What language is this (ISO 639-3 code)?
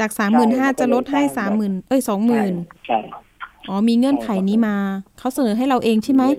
tha